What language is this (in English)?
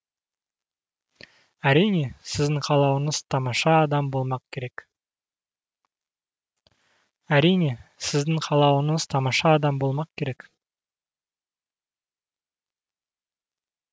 Kazakh